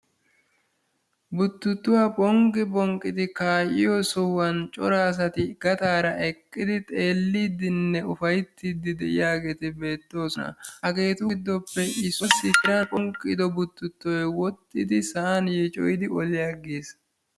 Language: Wolaytta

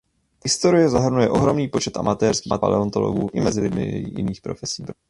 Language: Czech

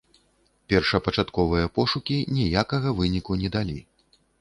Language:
Belarusian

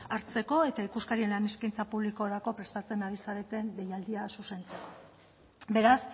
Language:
Basque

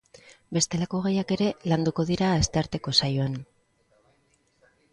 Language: Basque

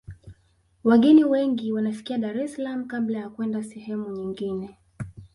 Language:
Swahili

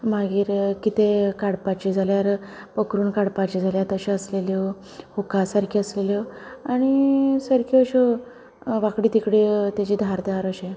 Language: Konkani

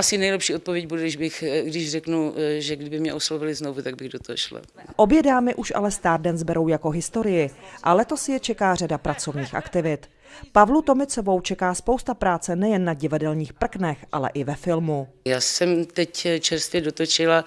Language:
Czech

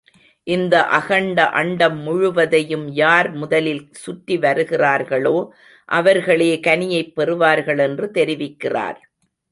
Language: Tamil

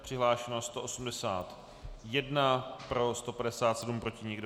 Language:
Czech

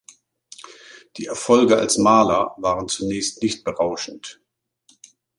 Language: German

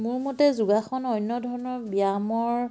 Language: Assamese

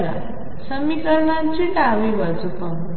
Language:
Marathi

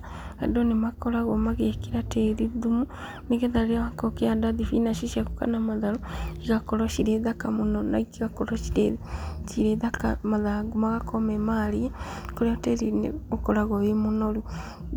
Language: Kikuyu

